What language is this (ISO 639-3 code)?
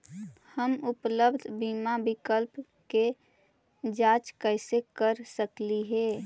mag